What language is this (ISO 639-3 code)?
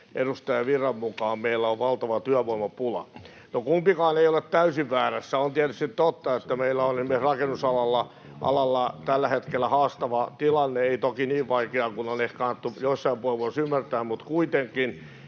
fin